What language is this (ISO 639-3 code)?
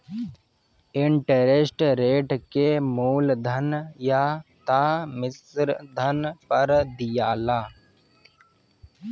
bho